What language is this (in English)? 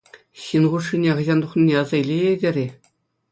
Chuvash